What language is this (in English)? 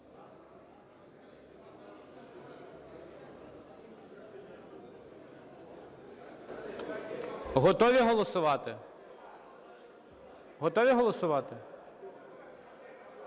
Ukrainian